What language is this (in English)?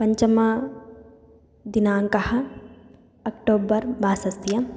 Sanskrit